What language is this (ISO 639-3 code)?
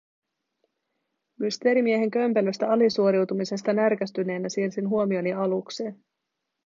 fin